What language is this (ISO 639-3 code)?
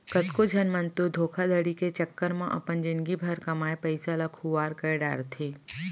hne